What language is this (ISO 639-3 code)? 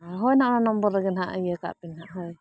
sat